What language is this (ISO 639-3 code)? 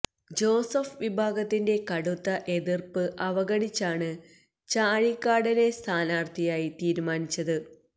mal